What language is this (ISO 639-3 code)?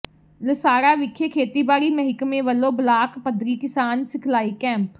pan